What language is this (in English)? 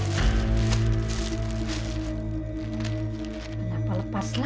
Indonesian